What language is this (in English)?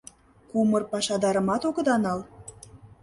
Mari